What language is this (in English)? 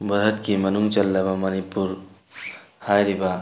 Manipuri